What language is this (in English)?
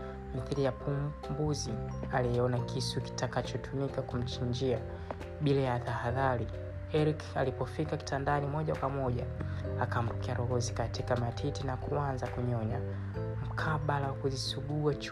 Swahili